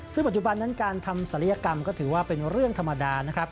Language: Thai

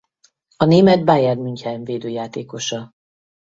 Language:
Hungarian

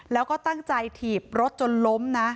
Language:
Thai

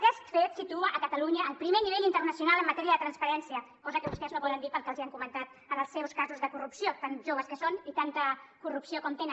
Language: Catalan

